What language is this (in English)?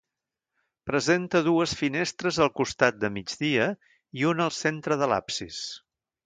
Catalan